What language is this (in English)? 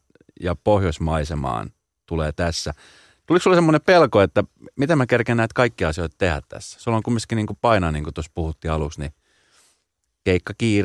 Finnish